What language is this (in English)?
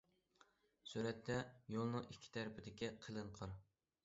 Uyghur